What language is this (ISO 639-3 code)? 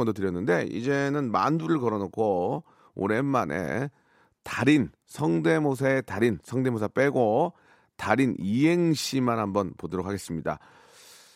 kor